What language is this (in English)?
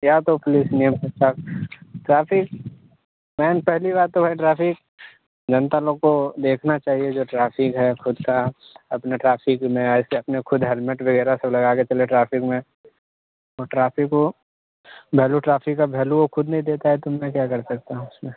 Hindi